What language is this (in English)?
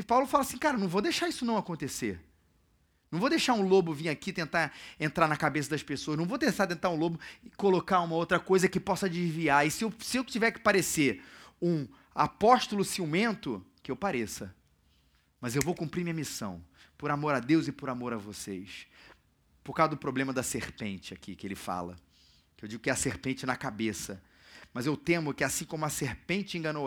Portuguese